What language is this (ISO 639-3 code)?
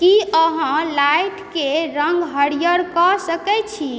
mai